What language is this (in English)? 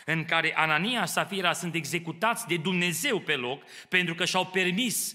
Romanian